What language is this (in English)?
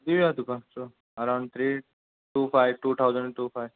Konkani